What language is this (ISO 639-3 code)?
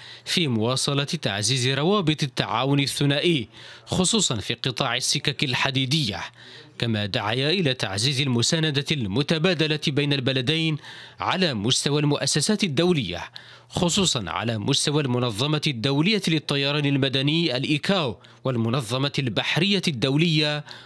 ara